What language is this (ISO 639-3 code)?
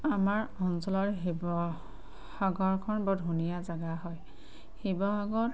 asm